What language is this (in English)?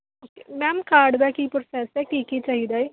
Punjabi